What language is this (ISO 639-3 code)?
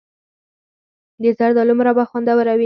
pus